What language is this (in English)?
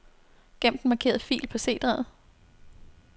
Danish